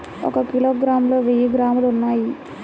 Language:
Telugu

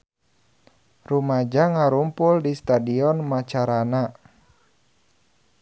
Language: Sundanese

